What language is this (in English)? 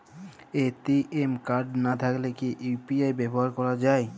Bangla